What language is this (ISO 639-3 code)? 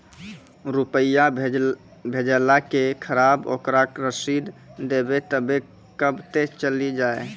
mai